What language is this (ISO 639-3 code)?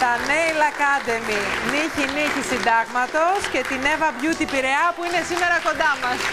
ell